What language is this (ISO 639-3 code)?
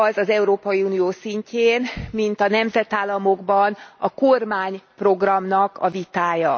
hun